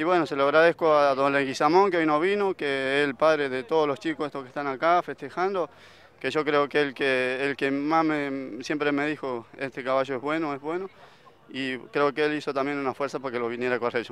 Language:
Spanish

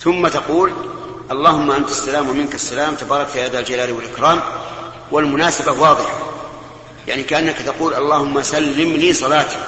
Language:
Arabic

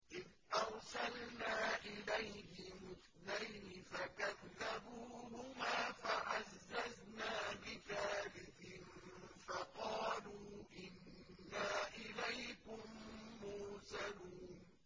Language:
Arabic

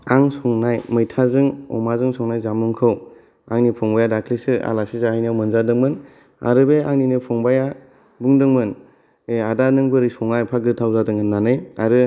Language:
Bodo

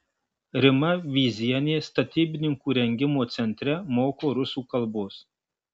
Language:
Lithuanian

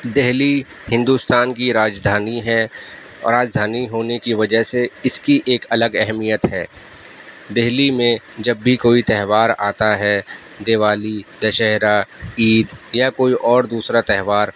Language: Urdu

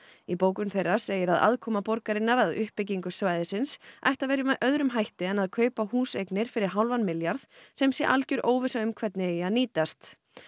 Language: Icelandic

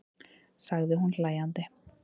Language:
Icelandic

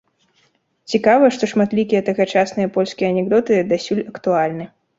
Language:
Belarusian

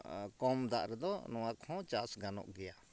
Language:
Santali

